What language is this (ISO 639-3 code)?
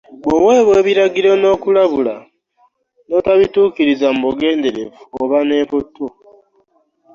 lug